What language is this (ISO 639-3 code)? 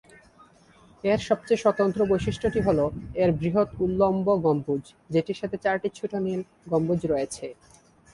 ben